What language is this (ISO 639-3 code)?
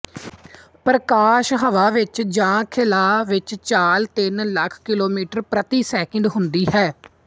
pan